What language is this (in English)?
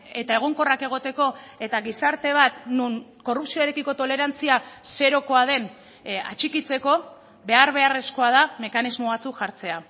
Basque